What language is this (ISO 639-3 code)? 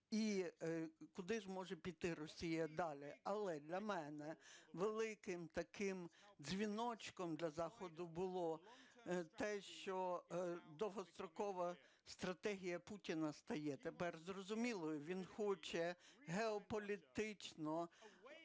ukr